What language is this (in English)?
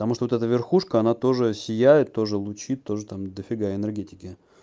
Russian